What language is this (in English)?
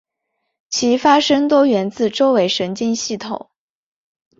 Chinese